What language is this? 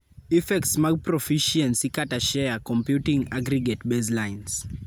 Luo (Kenya and Tanzania)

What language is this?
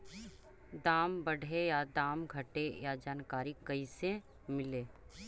Magahi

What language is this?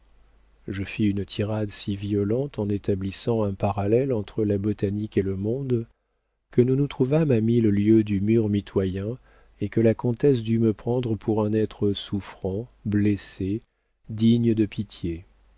French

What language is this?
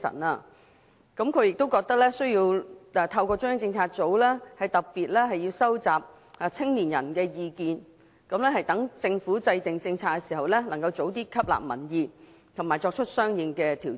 Cantonese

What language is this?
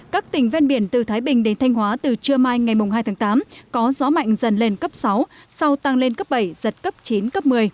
Vietnamese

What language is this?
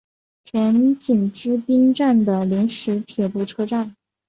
Chinese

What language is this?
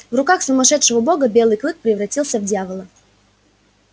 Russian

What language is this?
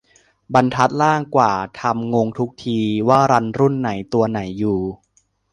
Thai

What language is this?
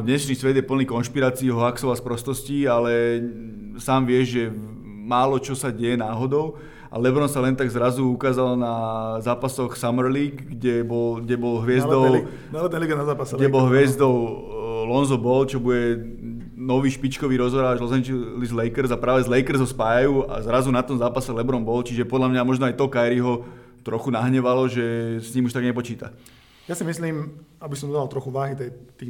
Slovak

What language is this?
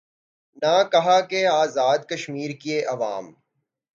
Urdu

